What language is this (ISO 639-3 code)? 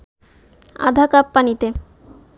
ben